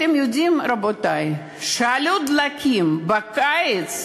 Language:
Hebrew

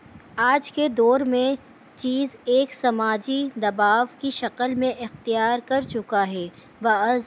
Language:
Urdu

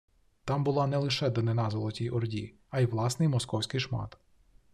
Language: Ukrainian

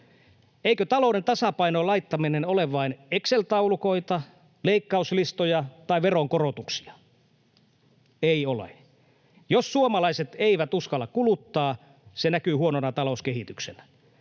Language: Finnish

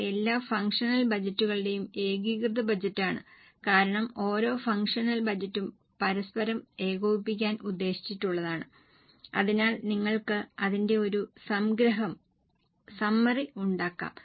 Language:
Malayalam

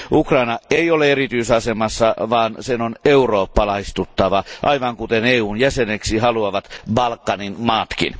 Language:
Finnish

